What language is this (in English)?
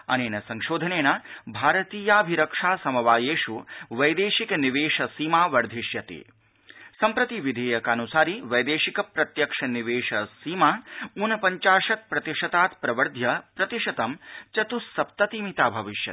Sanskrit